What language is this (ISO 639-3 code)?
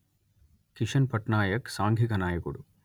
tel